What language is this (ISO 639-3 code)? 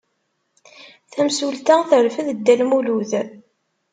kab